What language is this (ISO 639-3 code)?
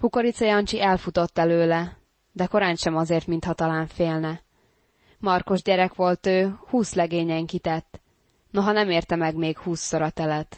hun